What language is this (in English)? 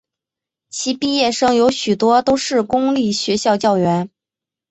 Chinese